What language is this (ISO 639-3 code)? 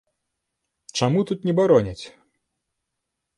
bel